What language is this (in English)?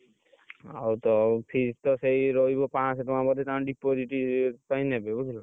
Odia